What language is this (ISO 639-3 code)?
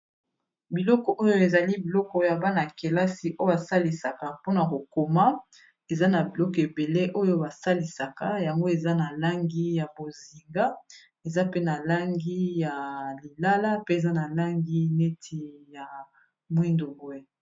lin